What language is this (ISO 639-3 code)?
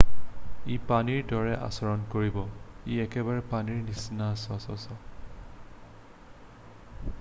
asm